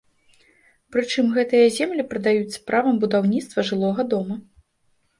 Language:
Belarusian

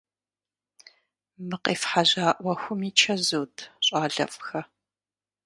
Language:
Kabardian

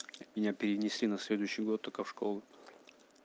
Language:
Russian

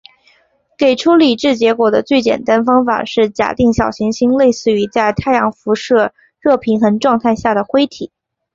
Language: Chinese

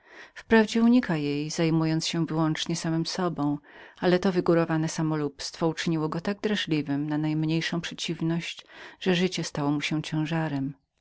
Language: Polish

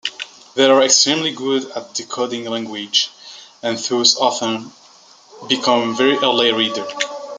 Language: English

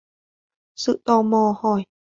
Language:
Vietnamese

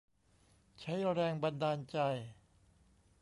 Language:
Thai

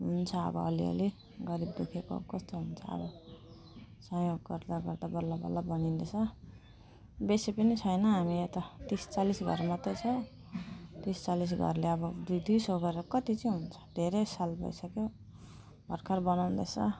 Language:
Nepali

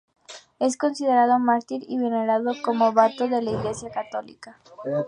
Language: Spanish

